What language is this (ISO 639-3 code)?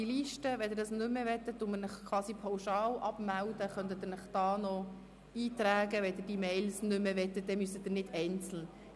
gsw